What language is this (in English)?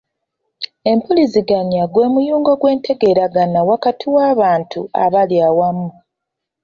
Ganda